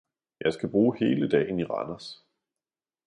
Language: Danish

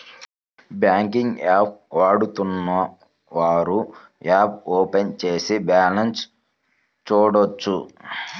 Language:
Telugu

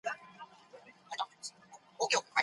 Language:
Pashto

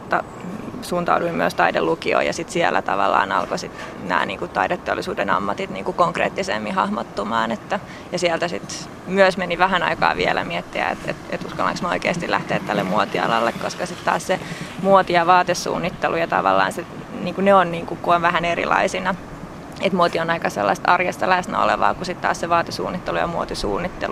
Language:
Finnish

